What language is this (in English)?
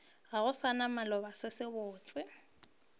Northern Sotho